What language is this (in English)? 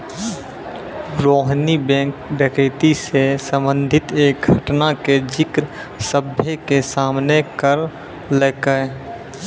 Maithili